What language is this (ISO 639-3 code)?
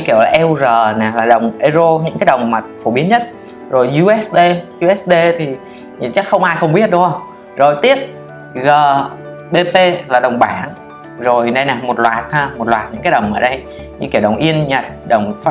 vie